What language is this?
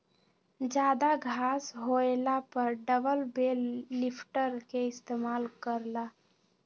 Magahi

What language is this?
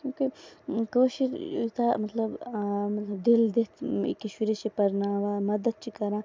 Kashmiri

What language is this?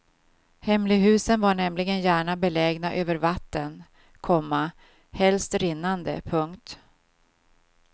Swedish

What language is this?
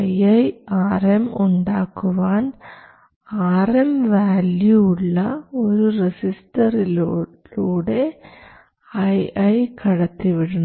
Malayalam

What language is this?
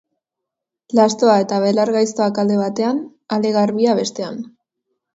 Basque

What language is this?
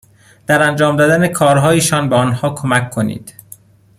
Persian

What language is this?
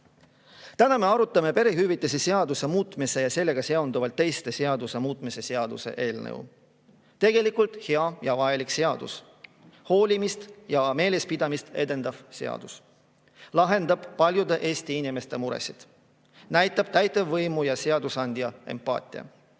Estonian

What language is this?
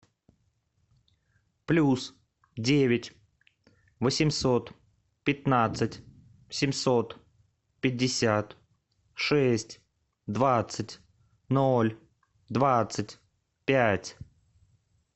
Russian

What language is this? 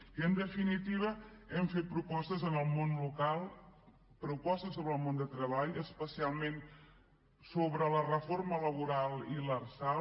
Catalan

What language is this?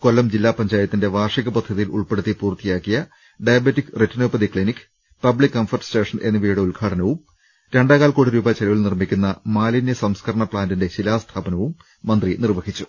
Malayalam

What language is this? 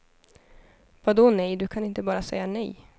Swedish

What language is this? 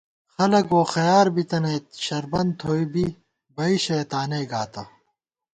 Gawar-Bati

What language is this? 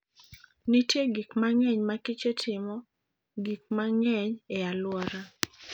Luo (Kenya and Tanzania)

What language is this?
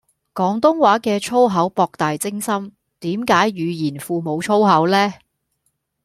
Cantonese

